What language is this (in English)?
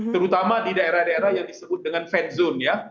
Indonesian